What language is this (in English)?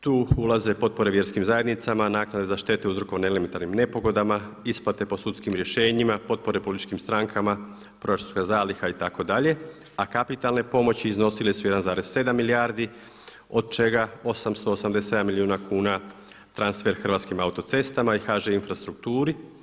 Croatian